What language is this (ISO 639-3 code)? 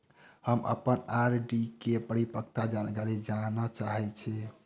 mai